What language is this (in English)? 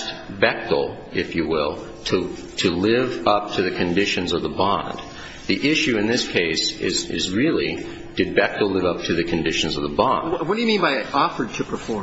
English